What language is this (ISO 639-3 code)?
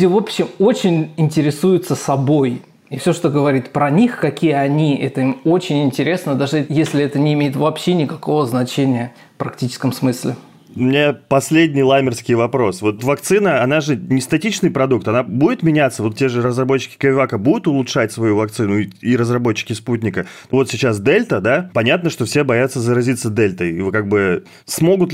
rus